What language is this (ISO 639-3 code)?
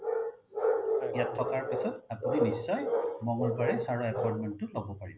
asm